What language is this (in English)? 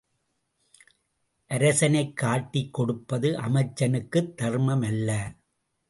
Tamil